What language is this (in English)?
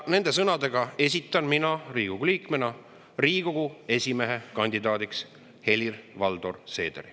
Estonian